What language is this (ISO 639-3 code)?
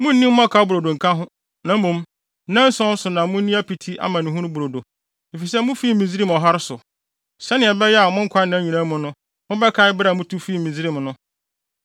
aka